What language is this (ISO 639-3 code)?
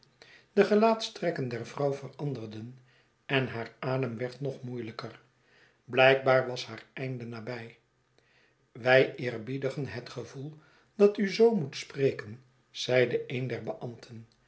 nld